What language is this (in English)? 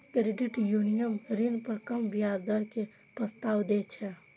Maithili